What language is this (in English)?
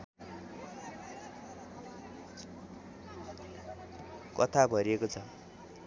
Nepali